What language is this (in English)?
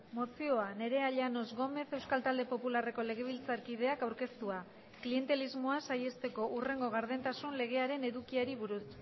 Basque